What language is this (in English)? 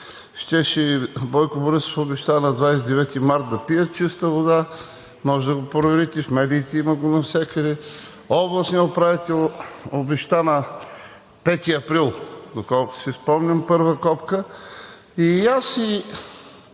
Bulgarian